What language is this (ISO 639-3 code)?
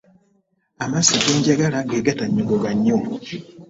lug